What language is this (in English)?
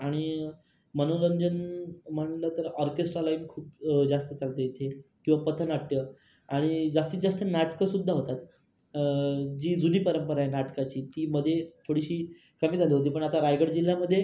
Marathi